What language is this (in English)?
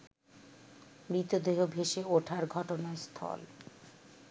Bangla